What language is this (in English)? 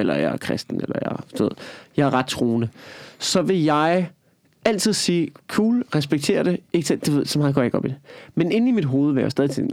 Danish